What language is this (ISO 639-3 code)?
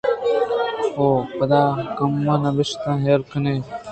bgp